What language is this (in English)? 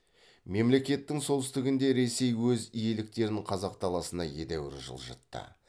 Kazakh